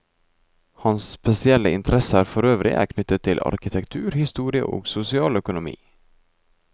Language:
Norwegian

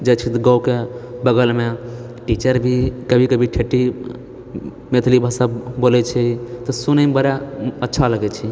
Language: Maithili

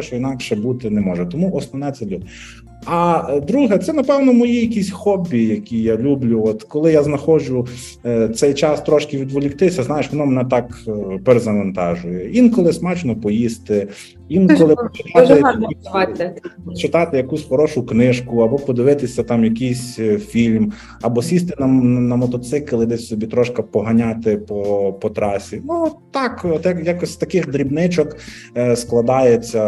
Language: Ukrainian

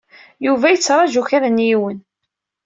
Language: Kabyle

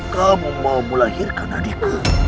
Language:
Indonesian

